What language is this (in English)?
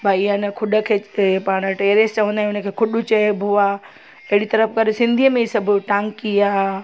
Sindhi